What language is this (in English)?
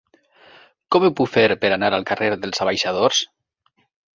Catalan